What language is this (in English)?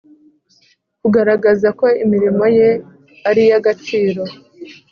Kinyarwanda